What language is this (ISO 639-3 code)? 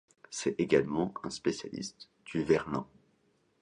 fra